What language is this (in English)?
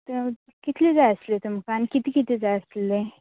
Konkani